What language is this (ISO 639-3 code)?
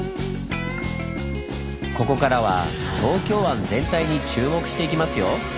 jpn